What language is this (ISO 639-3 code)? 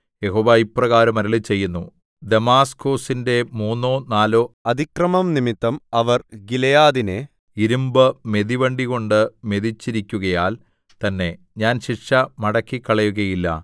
mal